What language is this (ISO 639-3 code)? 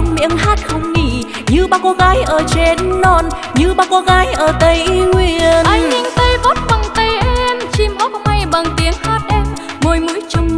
vie